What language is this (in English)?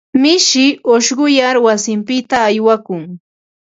Ambo-Pasco Quechua